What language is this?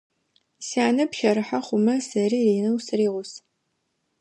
Adyghe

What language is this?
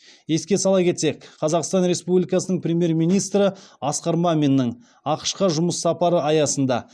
Kazakh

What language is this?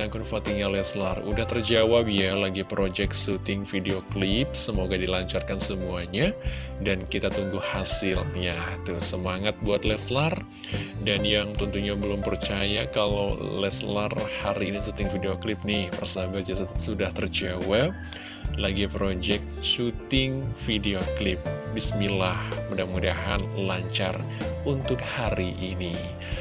Indonesian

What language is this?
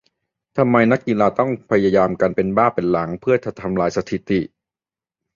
Thai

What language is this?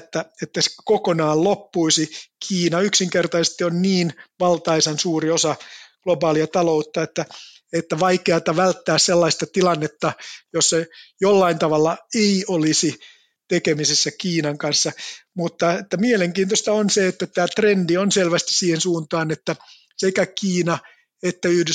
Finnish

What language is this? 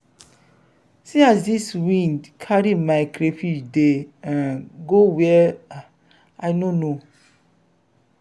Nigerian Pidgin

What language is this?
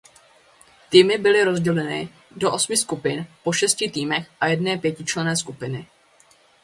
Czech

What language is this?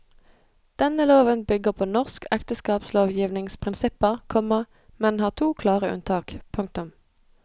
Norwegian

